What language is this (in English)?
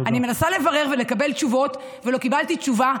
Hebrew